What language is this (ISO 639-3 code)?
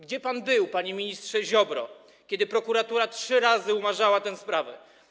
pol